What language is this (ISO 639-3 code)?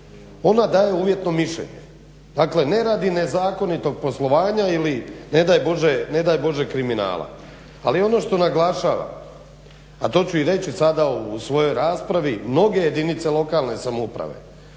hrv